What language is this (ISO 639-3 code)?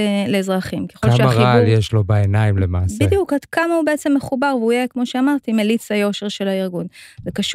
heb